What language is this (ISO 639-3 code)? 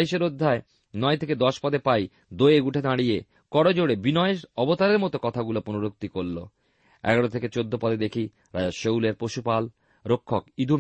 ben